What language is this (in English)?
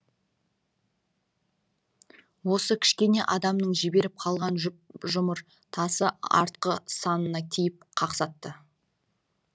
Kazakh